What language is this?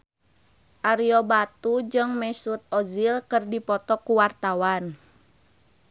Sundanese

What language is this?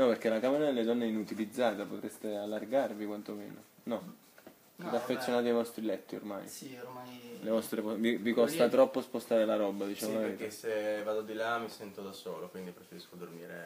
Italian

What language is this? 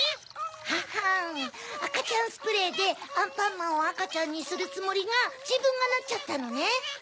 Japanese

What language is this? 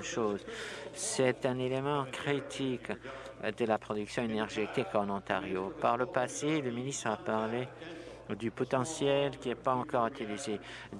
French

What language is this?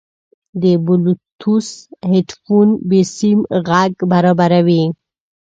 Pashto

